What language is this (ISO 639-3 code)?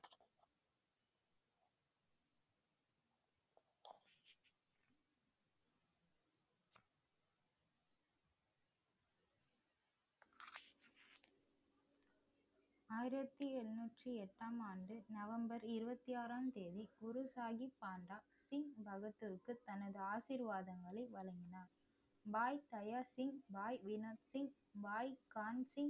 tam